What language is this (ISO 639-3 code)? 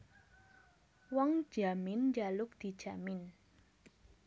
jav